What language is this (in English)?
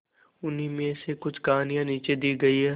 Hindi